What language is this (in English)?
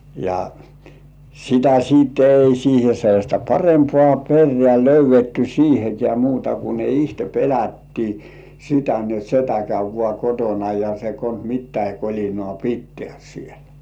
Finnish